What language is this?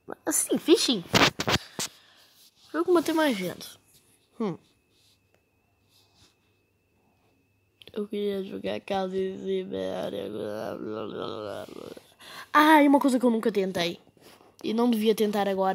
Portuguese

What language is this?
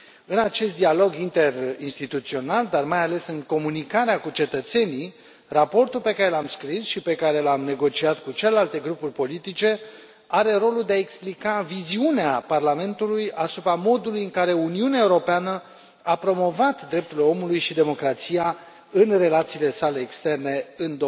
Romanian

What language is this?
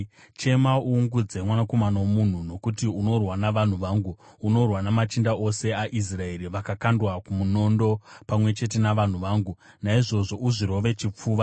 Shona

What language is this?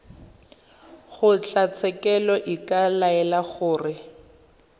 Tswana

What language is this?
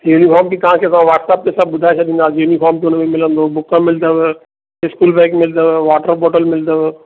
Sindhi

